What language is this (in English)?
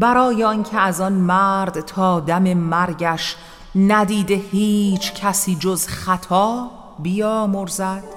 Persian